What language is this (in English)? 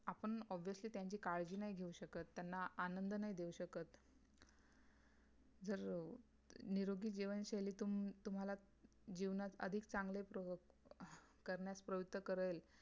Marathi